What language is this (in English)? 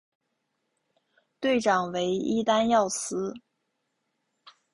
Chinese